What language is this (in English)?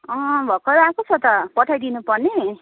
Nepali